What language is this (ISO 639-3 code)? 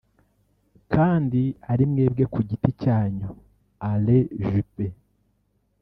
kin